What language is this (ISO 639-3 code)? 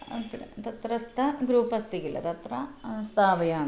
san